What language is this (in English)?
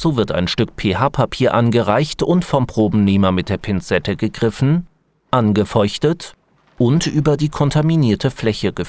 German